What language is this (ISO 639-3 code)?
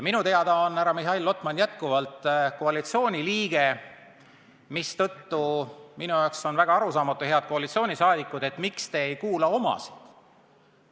est